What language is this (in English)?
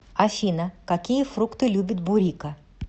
Russian